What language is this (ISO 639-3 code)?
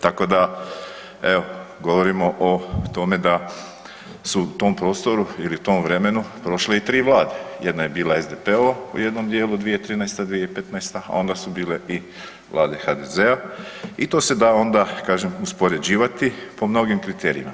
hrv